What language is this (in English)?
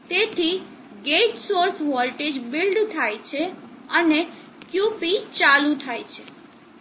Gujarati